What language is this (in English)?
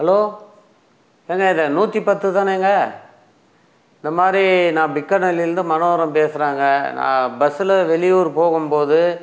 Tamil